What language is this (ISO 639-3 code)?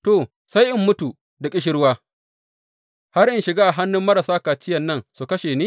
hau